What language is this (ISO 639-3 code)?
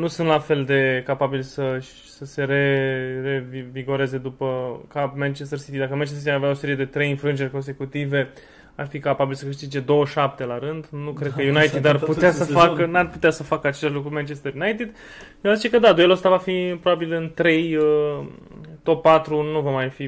ron